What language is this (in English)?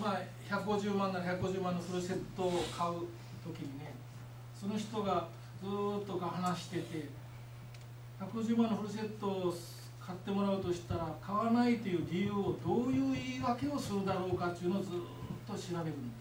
Japanese